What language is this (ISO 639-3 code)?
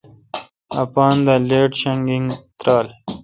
xka